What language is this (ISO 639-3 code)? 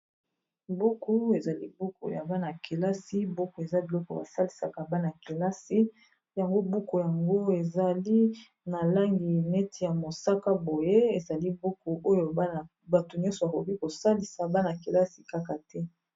lin